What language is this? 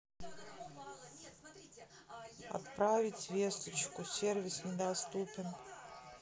Russian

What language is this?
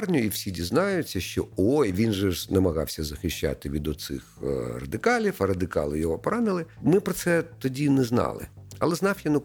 Ukrainian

